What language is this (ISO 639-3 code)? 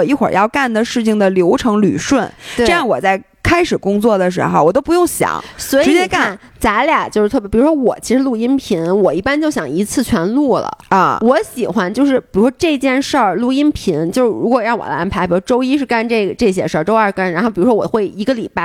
zho